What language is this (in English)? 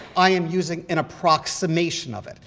English